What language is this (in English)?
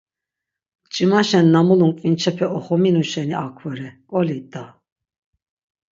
Laz